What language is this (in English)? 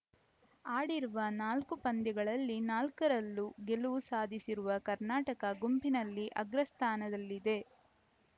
Kannada